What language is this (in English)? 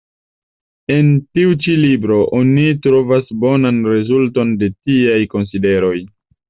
Esperanto